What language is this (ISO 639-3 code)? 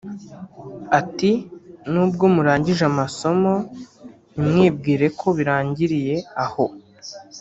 kin